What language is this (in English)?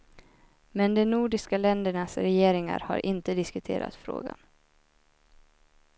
Swedish